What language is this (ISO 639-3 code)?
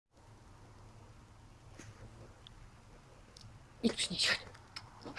pol